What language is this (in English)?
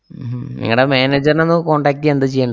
Malayalam